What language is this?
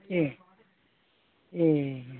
Bodo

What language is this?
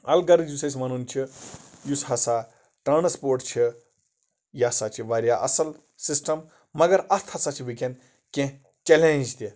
Kashmiri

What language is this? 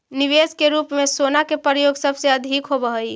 Magahi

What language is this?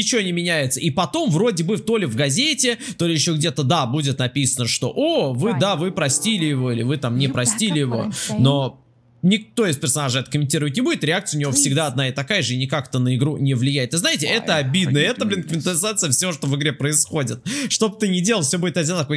Russian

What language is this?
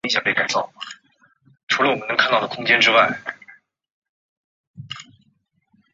Chinese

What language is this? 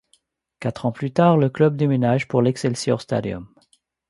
French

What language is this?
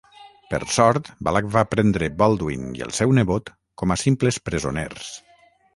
Catalan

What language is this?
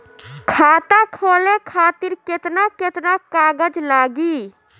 Bhojpuri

